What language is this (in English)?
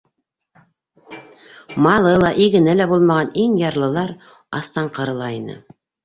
Bashkir